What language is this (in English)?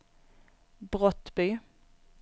Swedish